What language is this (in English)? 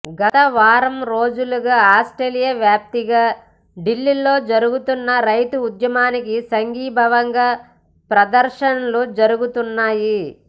Telugu